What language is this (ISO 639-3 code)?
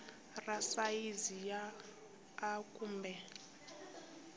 tso